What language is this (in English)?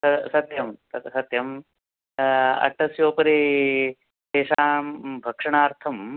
Sanskrit